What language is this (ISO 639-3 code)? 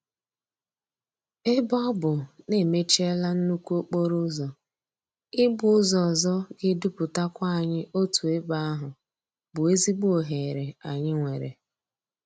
ibo